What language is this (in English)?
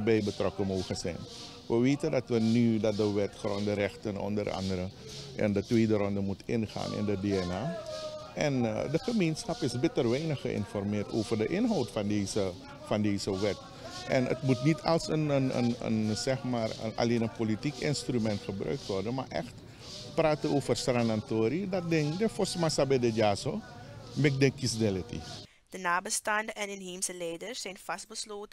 Dutch